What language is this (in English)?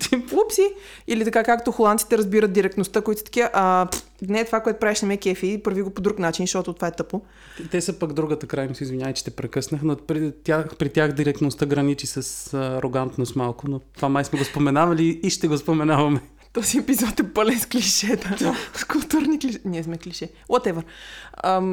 Bulgarian